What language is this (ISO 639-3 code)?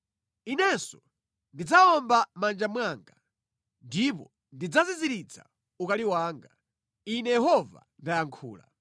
nya